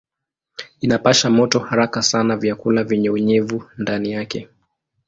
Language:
Swahili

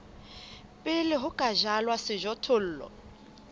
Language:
Southern Sotho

